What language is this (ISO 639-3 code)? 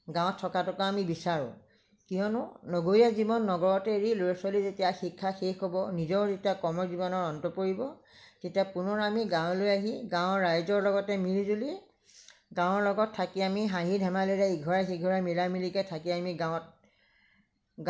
asm